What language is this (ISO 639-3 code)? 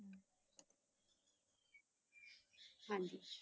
pan